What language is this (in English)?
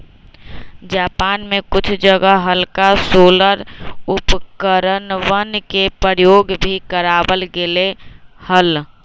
Magahi